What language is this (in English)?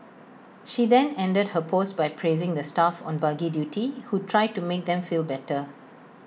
English